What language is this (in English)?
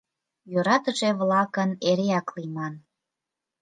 Mari